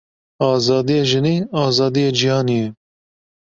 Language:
Kurdish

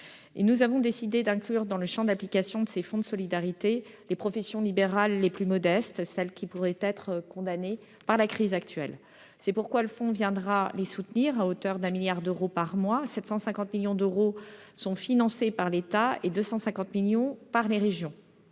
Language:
French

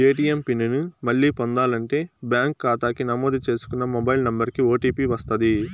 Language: Telugu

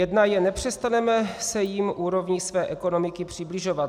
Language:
Czech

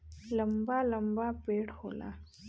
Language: Bhojpuri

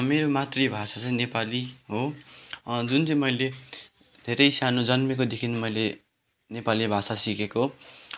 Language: Nepali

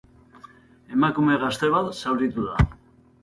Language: Basque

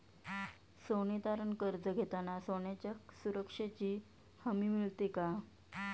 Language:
Marathi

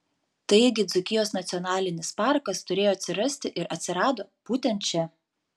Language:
Lithuanian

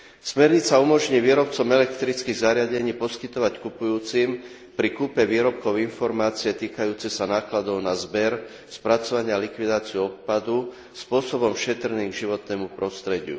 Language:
Slovak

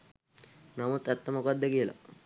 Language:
Sinhala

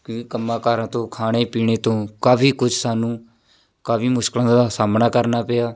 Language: Punjabi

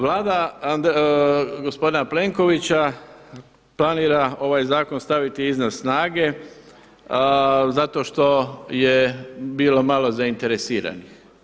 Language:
Croatian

